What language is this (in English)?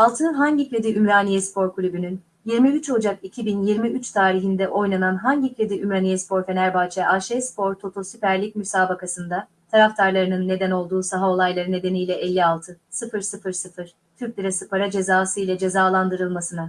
Turkish